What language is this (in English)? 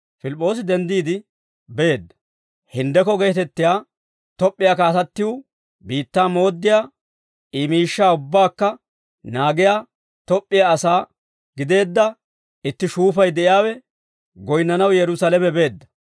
Dawro